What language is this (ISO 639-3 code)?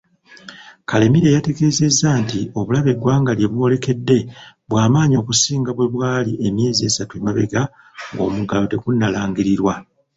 lug